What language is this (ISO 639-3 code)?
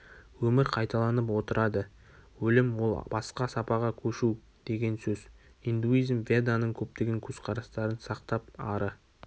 kaz